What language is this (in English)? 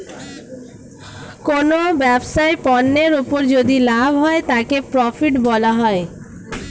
Bangla